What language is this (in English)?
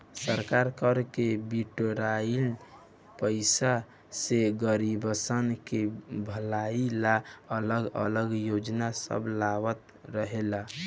Bhojpuri